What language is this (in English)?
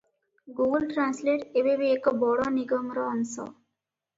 Odia